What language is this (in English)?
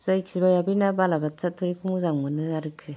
Bodo